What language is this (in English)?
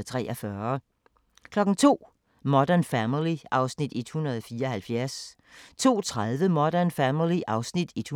Danish